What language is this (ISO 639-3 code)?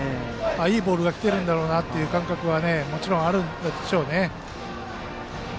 jpn